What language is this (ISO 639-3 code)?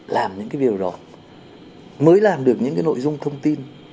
vie